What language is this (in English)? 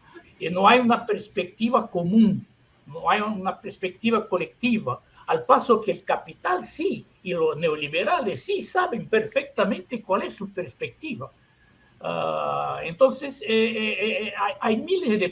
Spanish